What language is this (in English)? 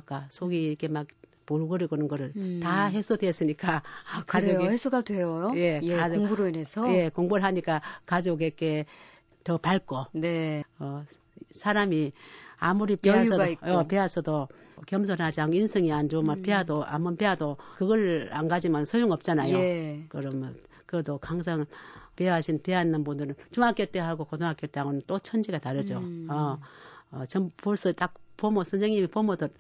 Korean